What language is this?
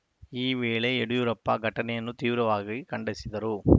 Kannada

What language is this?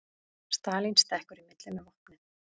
Icelandic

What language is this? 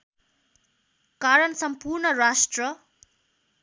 Nepali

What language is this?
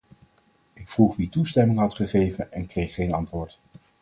Dutch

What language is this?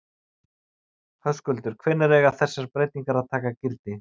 Icelandic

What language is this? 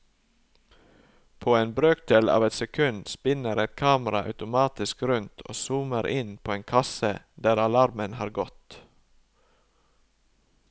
Norwegian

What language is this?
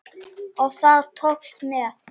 Icelandic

